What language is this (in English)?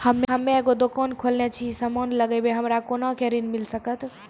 Maithili